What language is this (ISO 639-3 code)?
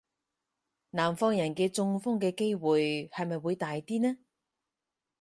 yue